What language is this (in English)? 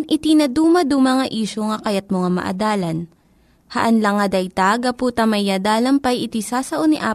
Filipino